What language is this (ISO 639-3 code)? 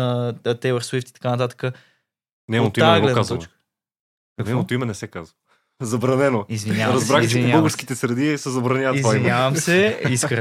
bul